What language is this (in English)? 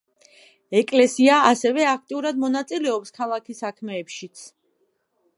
Georgian